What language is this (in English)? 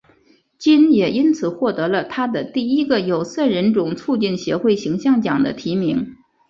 Chinese